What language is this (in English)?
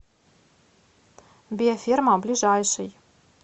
Russian